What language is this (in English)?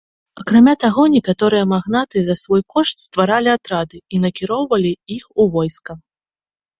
Belarusian